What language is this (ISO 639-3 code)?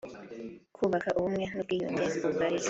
kin